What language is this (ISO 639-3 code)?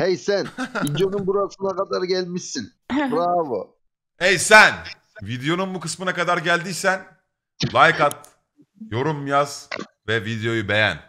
tur